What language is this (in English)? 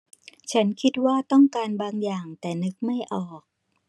Thai